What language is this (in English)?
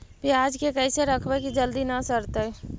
Magahi